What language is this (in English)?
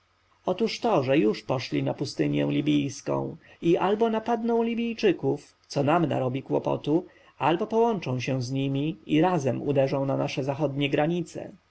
Polish